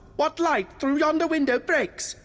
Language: English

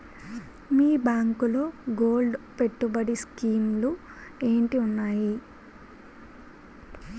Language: Telugu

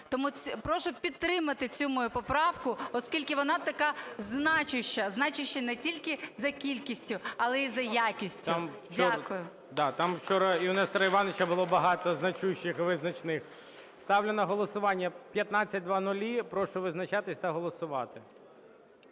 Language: Ukrainian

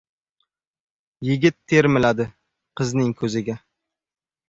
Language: Uzbek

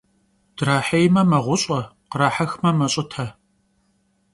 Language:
Kabardian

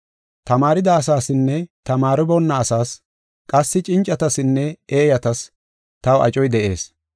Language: Gofa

